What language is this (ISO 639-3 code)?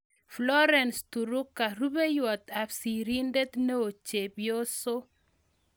kln